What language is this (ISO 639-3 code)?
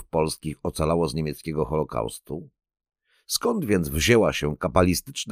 pol